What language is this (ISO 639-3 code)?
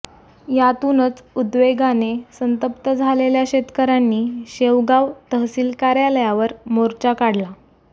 mar